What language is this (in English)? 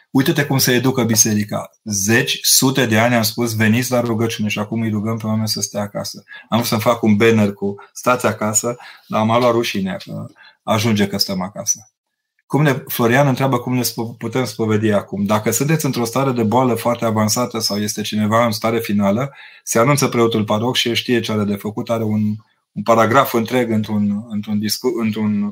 Romanian